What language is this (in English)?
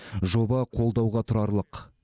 Kazakh